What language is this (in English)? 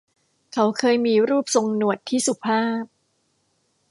Thai